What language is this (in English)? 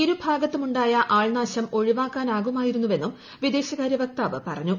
Malayalam